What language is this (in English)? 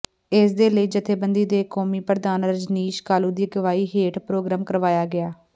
Punjabi